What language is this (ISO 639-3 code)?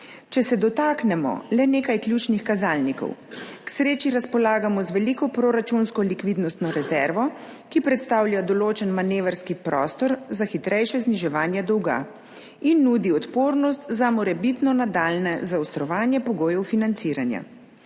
slv